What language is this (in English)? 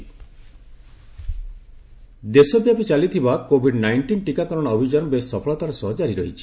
Odia